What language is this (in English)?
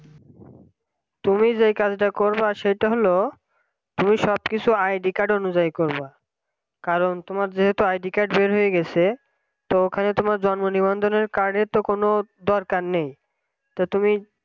Bangla